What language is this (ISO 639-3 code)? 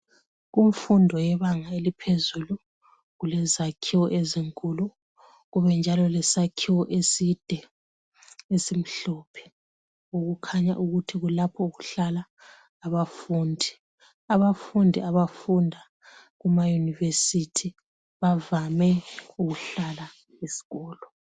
nde